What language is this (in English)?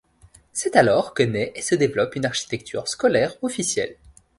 French